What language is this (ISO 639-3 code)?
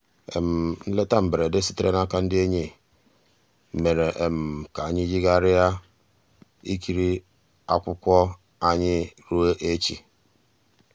ibo